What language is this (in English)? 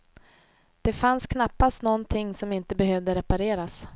Swedish